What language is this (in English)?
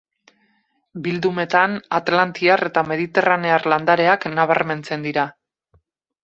Basque